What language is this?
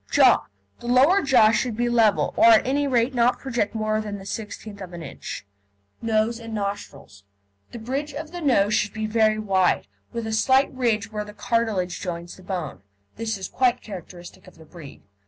English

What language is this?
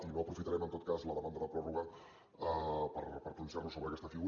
Catalan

